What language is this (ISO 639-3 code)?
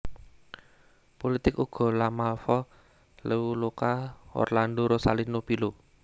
jav